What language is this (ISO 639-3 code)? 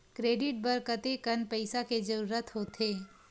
hne